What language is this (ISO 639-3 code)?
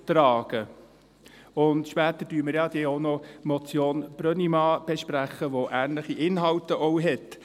gsw